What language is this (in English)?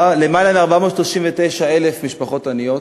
Hebrew